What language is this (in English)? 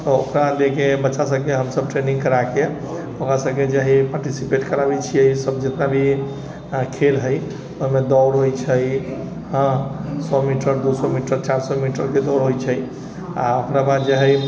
Maithili